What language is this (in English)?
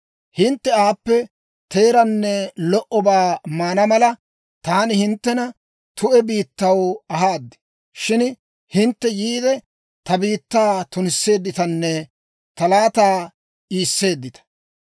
Dawro